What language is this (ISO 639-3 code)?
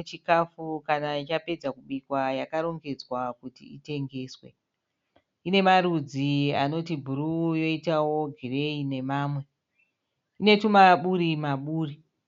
sna